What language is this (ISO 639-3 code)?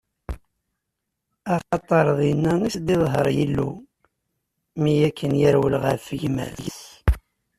kab